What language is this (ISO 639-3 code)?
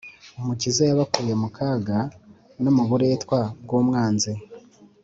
kin